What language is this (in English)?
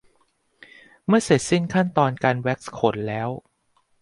Thai